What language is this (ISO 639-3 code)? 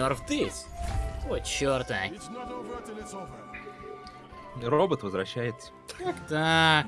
rus